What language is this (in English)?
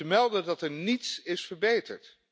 Dutch